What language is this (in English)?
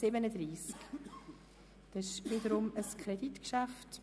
Swiss German